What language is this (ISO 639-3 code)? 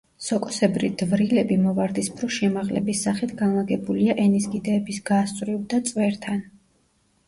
kat